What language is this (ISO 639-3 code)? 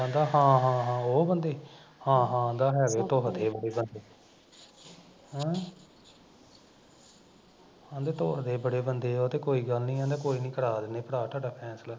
pan